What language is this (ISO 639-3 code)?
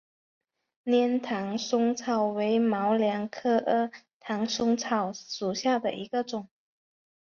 zho